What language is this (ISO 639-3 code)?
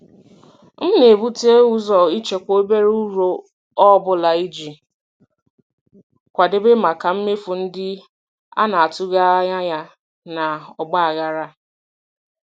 ibo